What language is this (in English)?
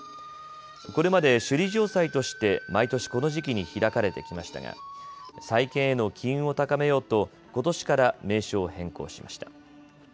Japanese